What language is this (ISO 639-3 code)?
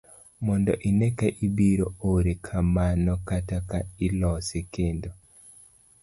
luo